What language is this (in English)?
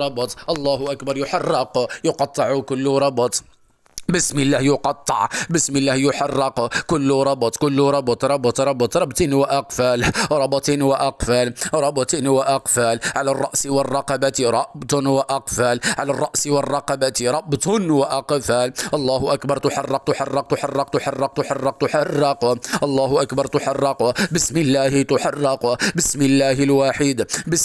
Arabic